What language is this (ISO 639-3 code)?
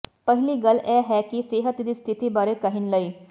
pan